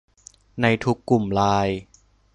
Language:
Thai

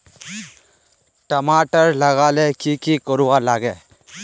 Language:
Magahi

